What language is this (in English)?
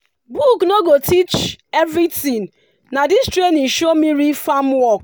Nigerian Pidgin